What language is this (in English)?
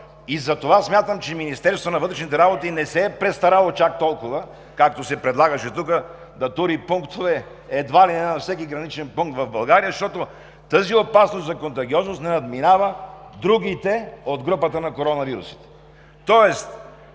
Bulgarian